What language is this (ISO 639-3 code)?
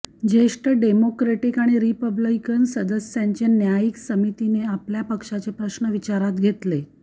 mar